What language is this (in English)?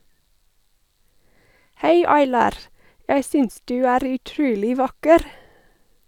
Norwegian